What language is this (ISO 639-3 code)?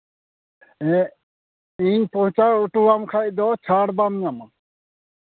sat